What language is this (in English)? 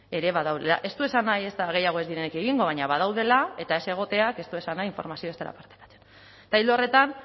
Basque